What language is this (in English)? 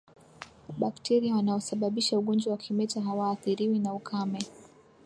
Swahili